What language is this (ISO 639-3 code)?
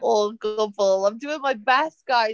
cym